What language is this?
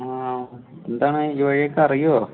Malayalam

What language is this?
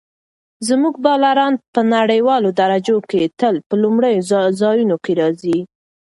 Pashto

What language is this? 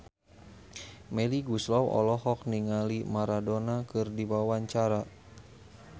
Sundanese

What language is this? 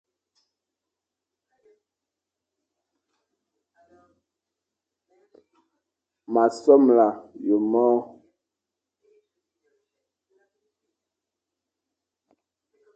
Fang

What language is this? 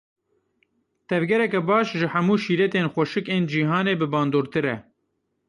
Kurdish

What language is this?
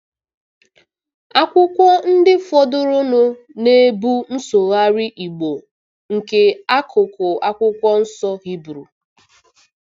Igbo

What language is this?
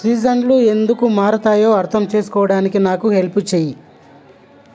Telugu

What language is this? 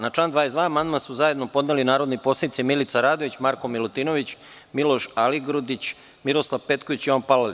Serbian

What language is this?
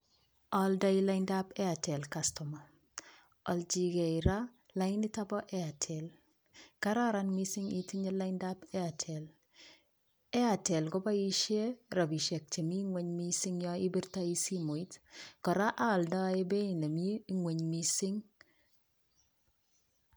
Kalenjin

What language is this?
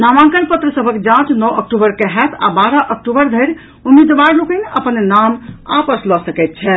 Maithili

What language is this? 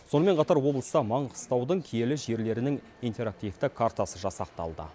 Kazakh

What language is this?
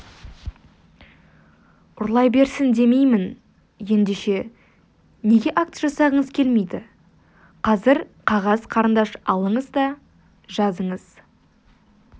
Kazakh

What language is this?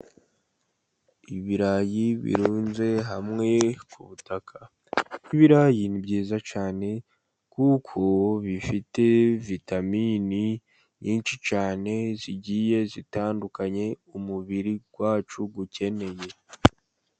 Kinyarwanda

